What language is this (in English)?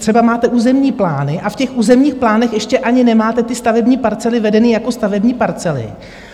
Czech